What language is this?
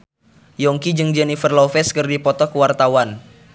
Sundanese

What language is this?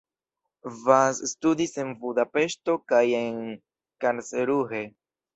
Esperanto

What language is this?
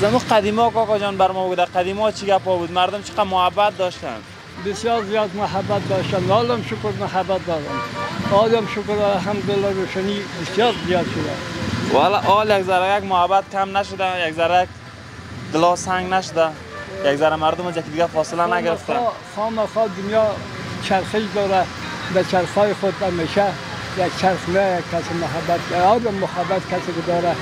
Persian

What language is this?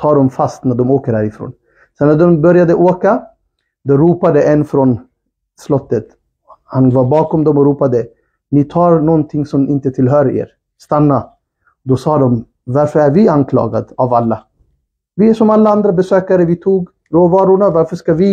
Swedish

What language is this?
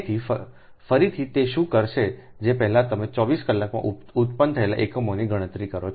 Gujarati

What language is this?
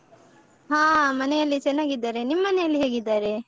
Kannada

